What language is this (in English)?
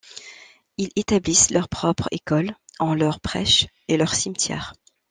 French